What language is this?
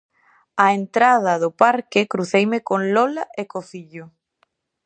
Galician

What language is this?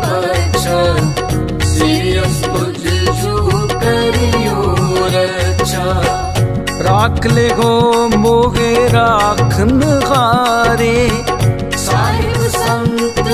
Hindi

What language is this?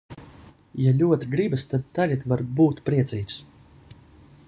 Latvian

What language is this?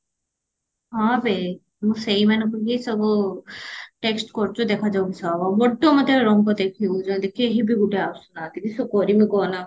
Odia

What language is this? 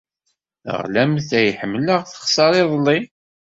Kabyle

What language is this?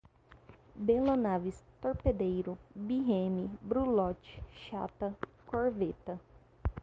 Portuguese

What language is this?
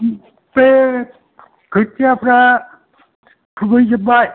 Bodo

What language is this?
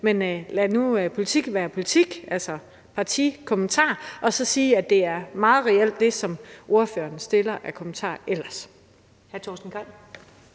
Danish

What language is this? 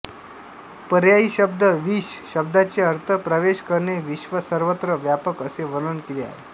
Marathi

